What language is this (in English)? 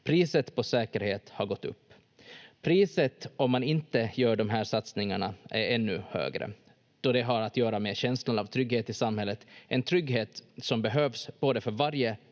Finnish